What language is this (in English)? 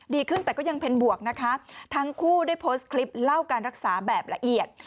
Thai